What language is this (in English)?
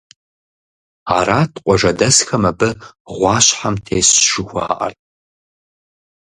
Kabardian